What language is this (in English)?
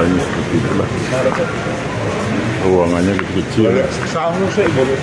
Indonesian